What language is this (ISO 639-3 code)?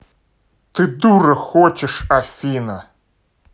rus